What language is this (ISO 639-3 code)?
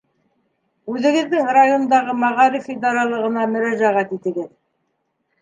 bak